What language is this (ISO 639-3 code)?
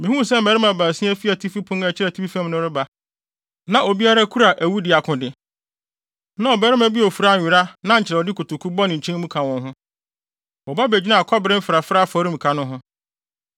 aka